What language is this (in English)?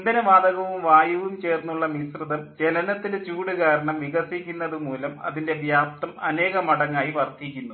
Malayalam